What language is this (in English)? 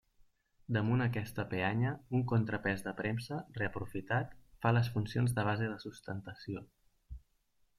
Catalan